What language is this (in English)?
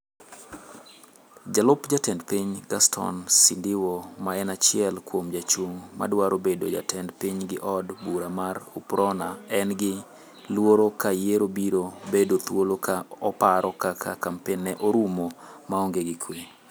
Luo (Kenya and Tanzania)